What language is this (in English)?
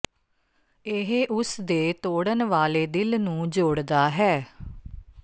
Punjabi